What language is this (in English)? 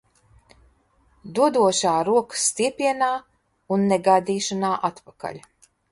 Latvian